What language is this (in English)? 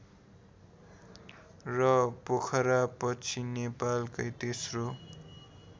Nepali